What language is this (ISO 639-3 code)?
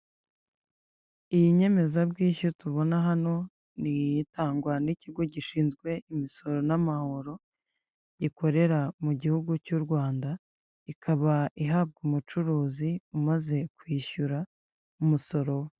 kin